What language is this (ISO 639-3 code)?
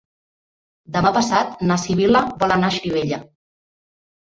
cat